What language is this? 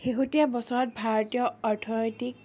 Assamese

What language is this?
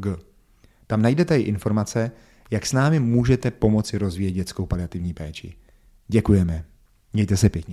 Czech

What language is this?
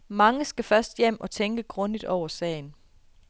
Danish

